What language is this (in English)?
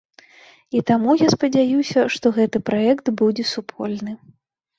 Belarusian